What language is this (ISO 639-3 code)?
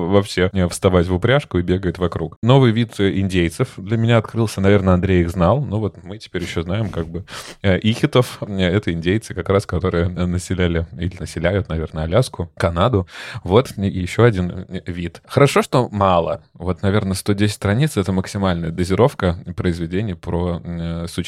rus